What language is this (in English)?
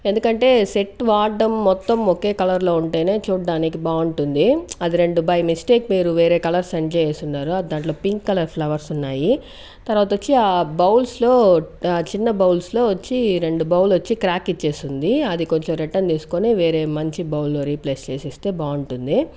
Telugu